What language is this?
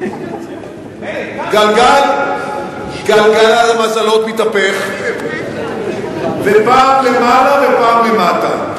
Hebrew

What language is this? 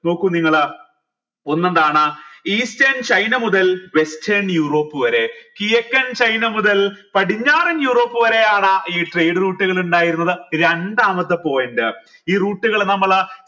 Malayalam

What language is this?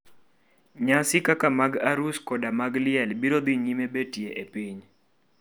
Luo (Kenya and Tanzania)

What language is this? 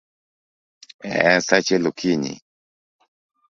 Luo (Kenya and Tanzania)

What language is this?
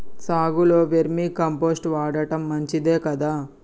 Telugu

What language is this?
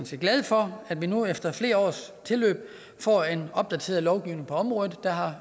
Danish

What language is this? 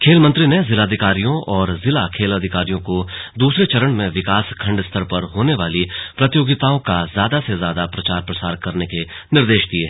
Hindi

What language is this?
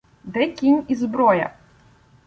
Ukrainian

